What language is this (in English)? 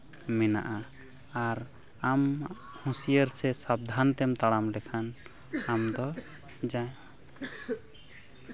Santali